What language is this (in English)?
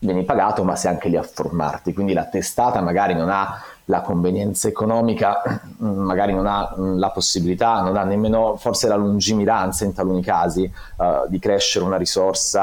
Italian